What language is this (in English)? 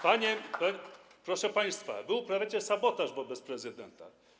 Polish